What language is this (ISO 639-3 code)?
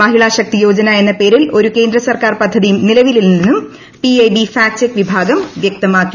mal